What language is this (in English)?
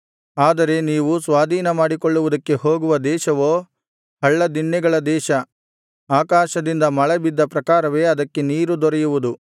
Kannada